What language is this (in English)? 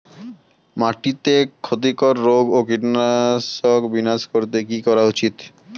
Bangla